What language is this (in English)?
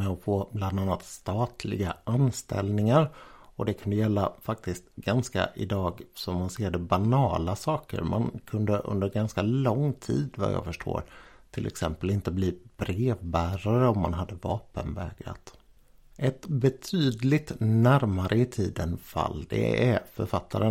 Swedish